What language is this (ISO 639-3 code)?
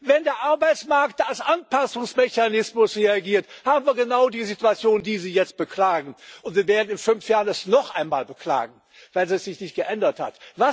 deu